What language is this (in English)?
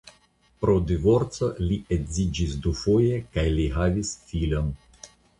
Esperanto